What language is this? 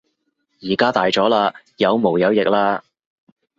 Cantonese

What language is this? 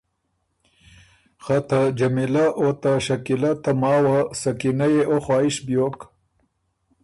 Ormuri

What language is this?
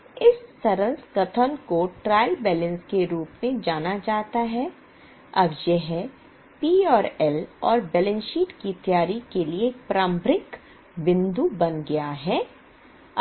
Hindi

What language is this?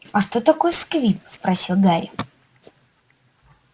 Russian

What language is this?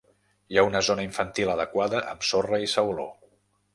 Catalan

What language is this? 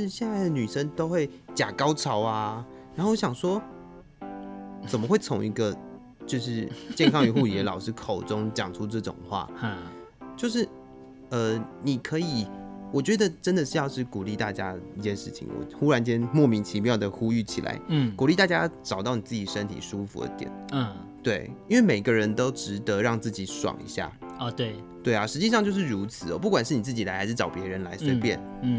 Chinese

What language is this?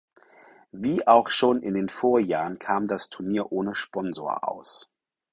German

